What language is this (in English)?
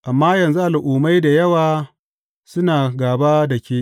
Hausa